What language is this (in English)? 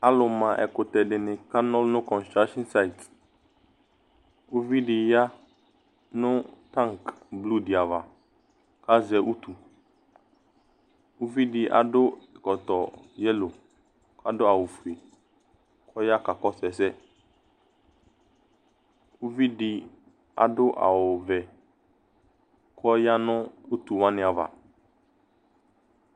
Ikposo